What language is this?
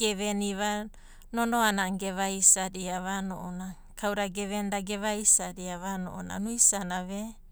Abadi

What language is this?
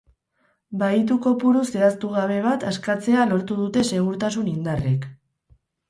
Basque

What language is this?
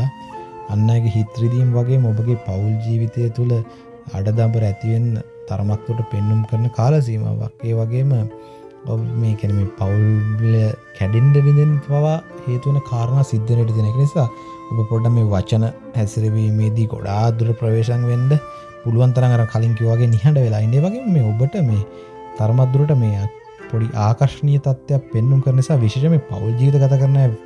Sinhala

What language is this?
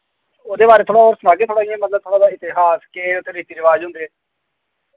Dogri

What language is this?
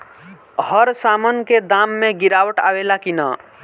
Bhojpuri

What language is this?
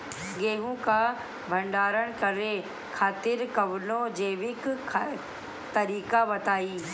Bhojpuri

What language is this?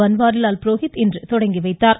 Tamil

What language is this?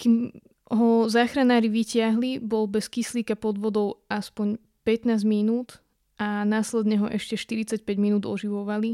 Slovak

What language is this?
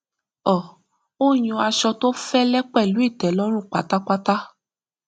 Yoruba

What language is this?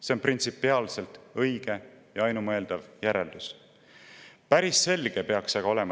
Estonian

